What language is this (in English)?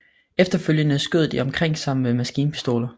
Danish